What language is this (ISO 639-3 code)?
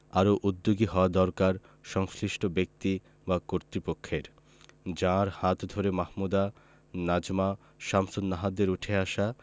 ben